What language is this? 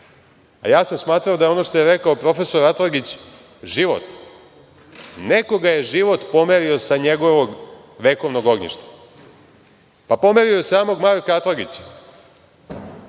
Serbian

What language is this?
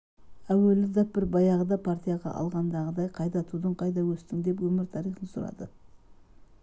Kazakh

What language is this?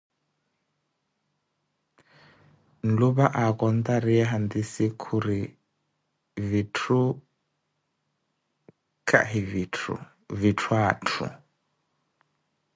Koti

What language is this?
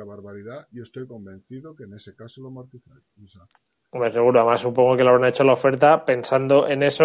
Spanish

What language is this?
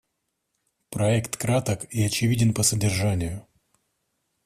Russian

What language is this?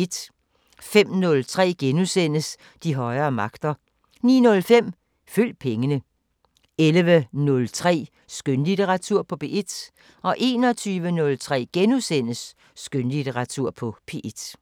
Danish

